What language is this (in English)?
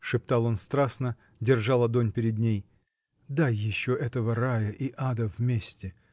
Russian